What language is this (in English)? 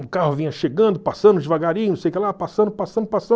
Portuguese